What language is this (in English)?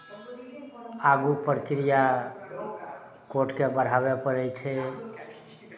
Maithili